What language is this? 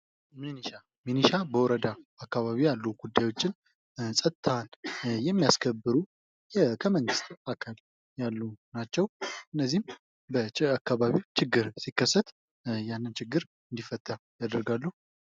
Amharic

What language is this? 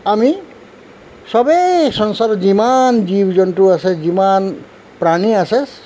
Assamese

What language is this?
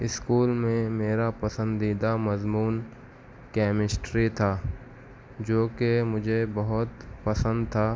Urdu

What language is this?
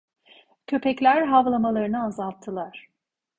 Turkish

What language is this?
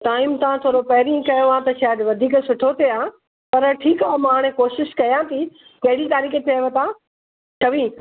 Sindhi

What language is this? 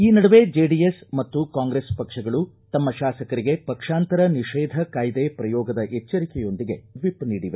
Kannada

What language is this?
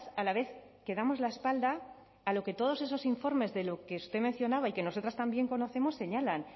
Spanish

